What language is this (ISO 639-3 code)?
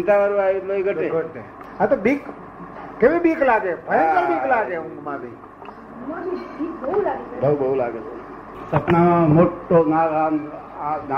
guj